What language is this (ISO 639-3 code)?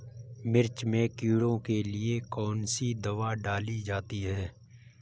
hin